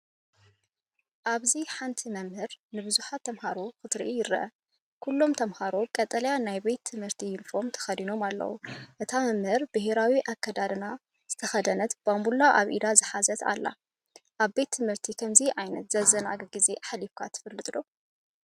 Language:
Tigrinya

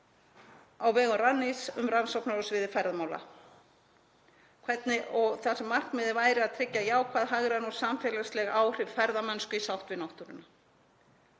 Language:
Icelandic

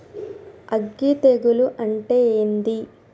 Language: Telugu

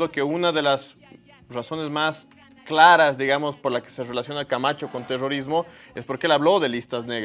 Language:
Spanish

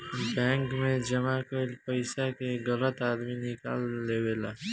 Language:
Bhojpuri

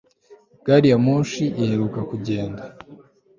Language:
Kinyarwanda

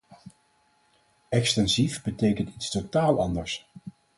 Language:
Dutch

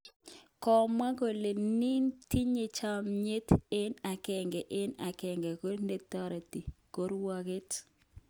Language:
Kalenjin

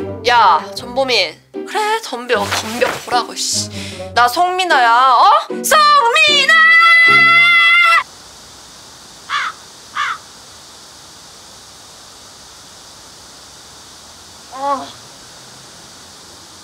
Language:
Korean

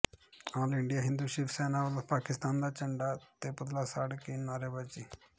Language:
Punjabi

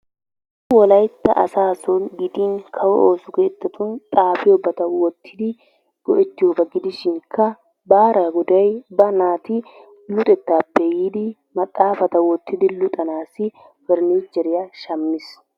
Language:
Wolaytta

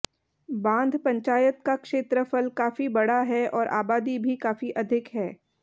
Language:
Hindi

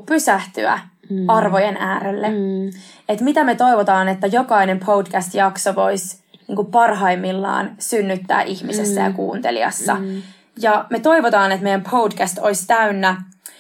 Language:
Finnish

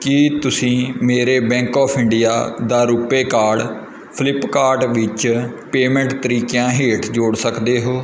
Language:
Punjabi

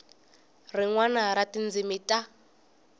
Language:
Tsonga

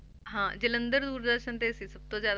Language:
Punjabi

